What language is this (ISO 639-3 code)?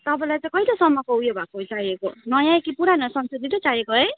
nep